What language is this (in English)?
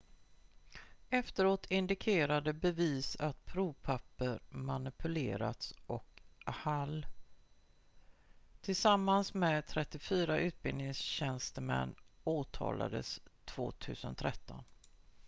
Swedish